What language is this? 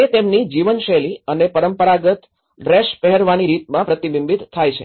Gujarati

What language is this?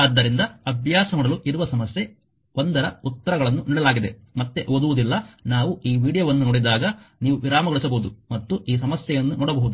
Kannada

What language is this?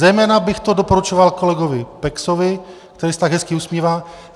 Czech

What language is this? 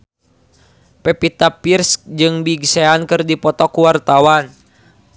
Sundanese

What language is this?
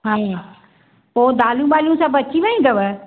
Sindhi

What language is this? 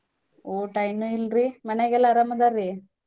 Kannada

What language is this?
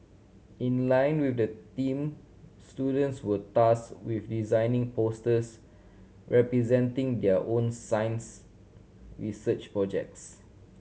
English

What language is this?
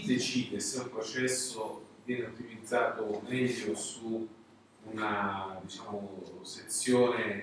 Italian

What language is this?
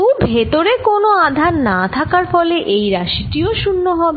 Bangla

